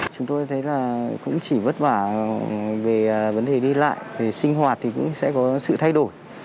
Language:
Vietnamese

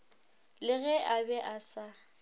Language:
Northern Sotho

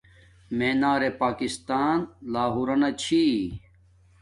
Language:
Domaaki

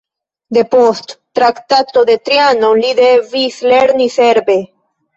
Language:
Esperanto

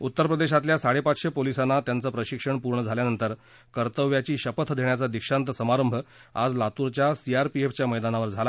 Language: Marathi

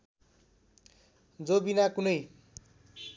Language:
Nepali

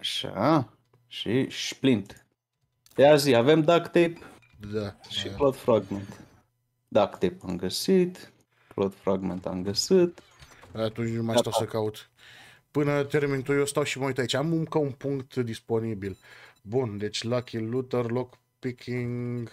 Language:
Romanian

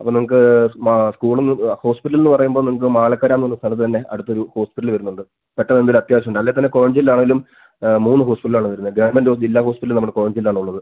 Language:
Malayalam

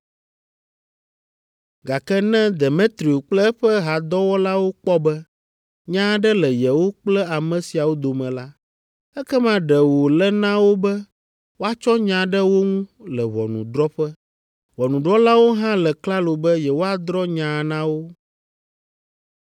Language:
Ewe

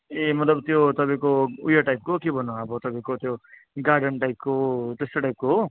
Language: Nepali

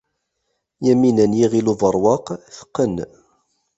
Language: Kabyle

